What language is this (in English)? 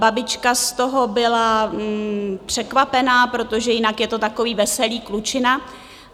Czech